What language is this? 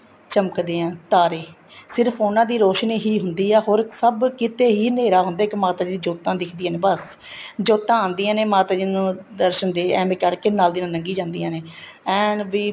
Punjabi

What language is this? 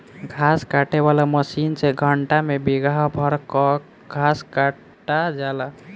Bhojpuri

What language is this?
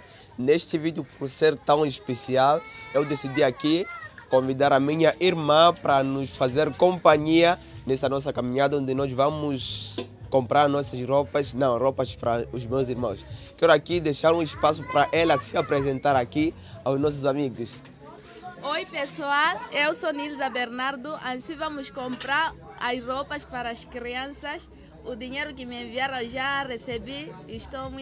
Portuguese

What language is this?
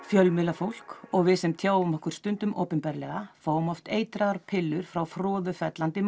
Icelandic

